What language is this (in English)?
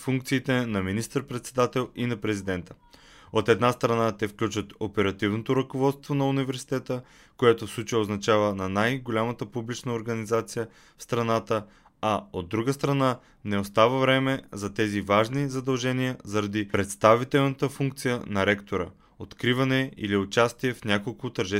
Bulgarian